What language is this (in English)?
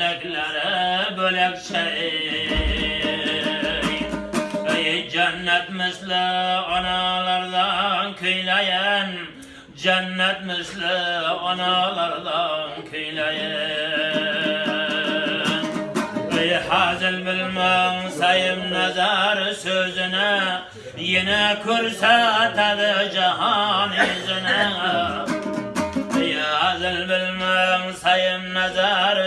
Uzbek